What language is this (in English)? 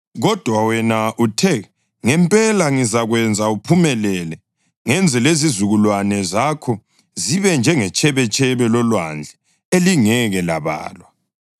North Ndebele